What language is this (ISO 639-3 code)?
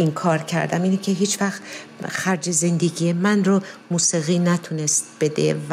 fas